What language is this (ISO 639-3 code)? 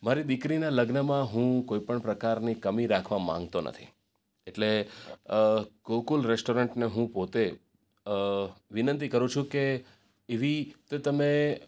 guj